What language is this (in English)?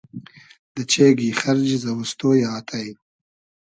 Hazaragi